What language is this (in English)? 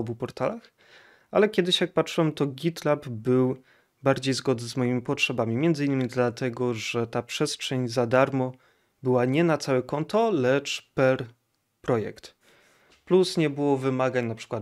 Polish